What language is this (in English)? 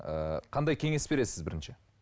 Kazakh